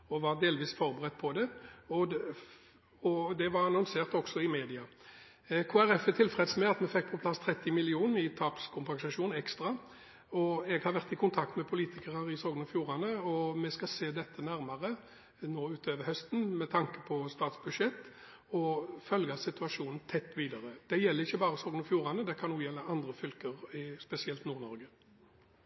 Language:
Norwegian Bokmål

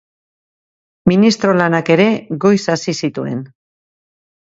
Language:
Basque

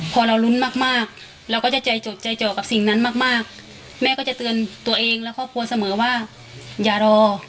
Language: Thai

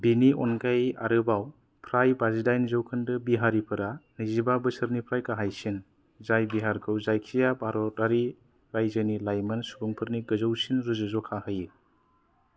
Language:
Bodo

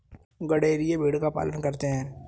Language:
Hindi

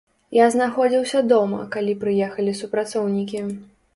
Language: Belarusian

